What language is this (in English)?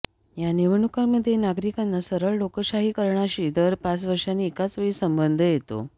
Marathi